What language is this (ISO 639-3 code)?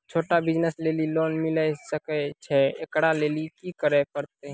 mai